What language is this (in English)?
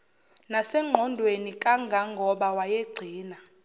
Zulu